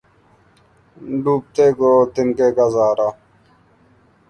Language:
Urdu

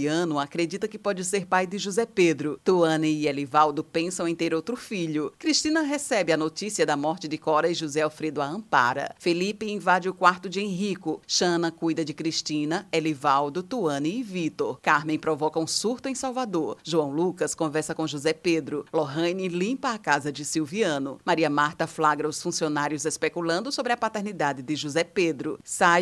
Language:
Portuguese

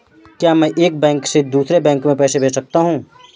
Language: Hindi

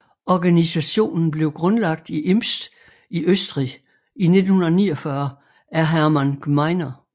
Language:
Danish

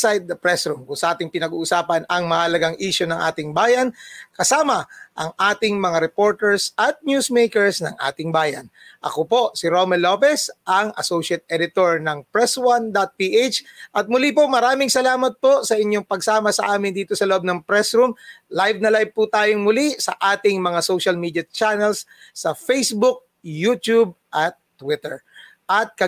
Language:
Filipino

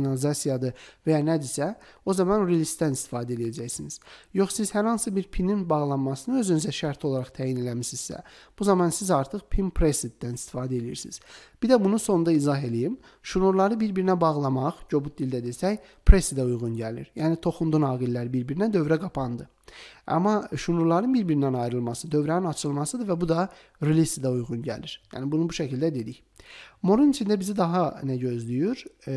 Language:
Turkish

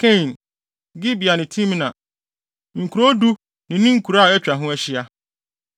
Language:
Akan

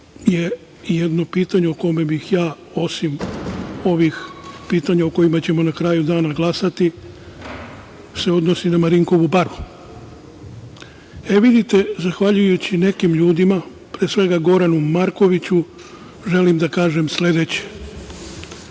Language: Serbian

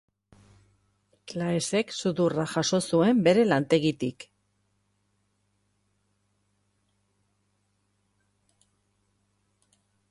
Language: Basque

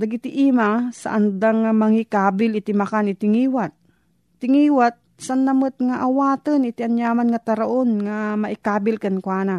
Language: Filipino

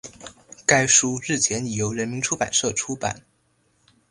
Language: Chinese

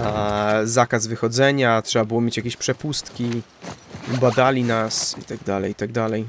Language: Polish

